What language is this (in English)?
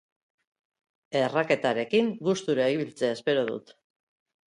Basque